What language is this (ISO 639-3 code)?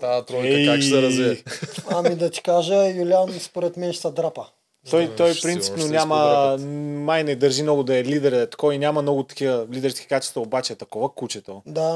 bul